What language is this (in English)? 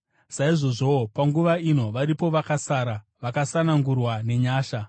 Shona